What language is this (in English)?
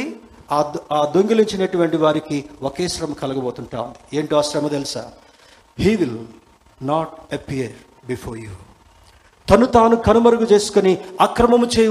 Telugu